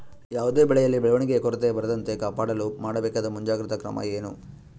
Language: Kannada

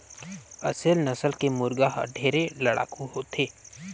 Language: Chhattisgarhi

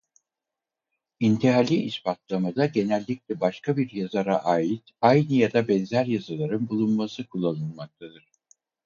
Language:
Turkish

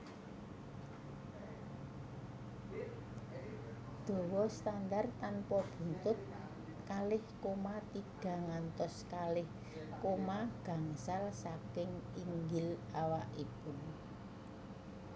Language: Javanese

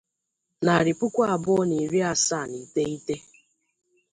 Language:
Igbo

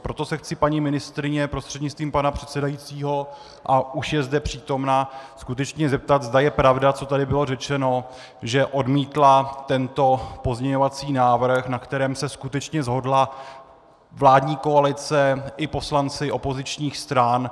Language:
Czech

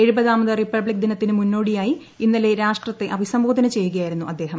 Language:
Malayalam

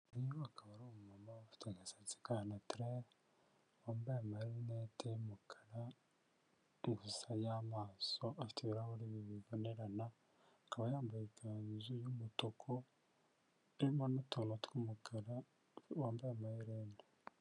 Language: Kinyarwanda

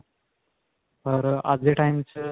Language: Punjabi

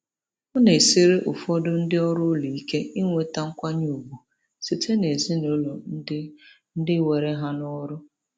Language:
Igbo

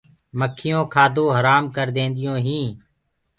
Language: Gurgula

